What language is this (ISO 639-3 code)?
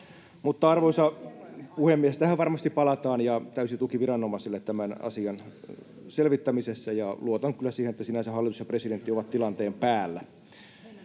fin